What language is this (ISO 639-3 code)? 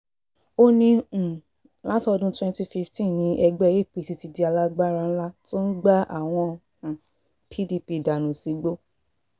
yor